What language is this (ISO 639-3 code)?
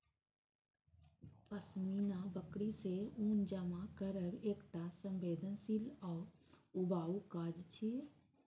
mai